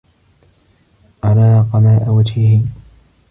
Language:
Arabic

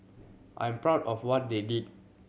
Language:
English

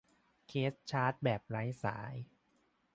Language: Thai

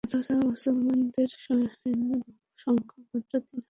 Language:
Bangla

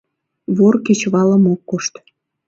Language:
Mari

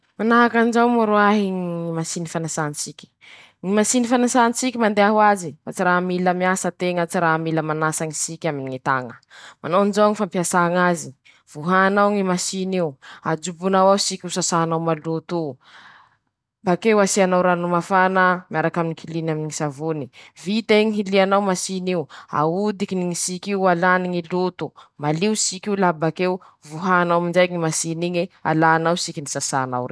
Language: Masikoro Malagasy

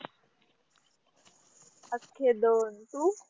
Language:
Marathi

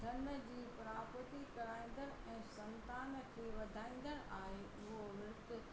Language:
Sindhi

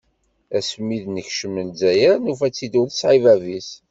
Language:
Kabyle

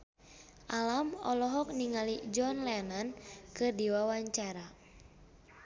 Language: Sundanese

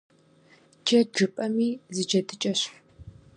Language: Kabardian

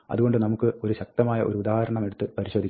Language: Malayalam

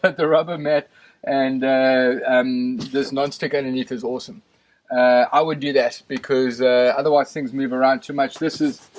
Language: English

